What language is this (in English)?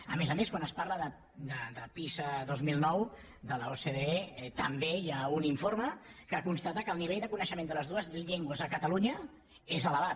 Catalan